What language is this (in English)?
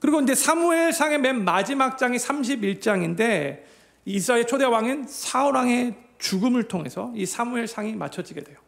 Korean